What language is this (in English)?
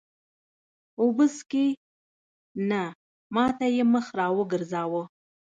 Pashto